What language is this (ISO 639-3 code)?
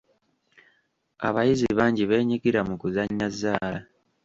lug